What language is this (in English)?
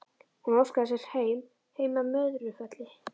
Icelandic